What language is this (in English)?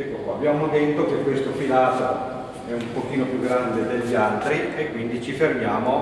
Italian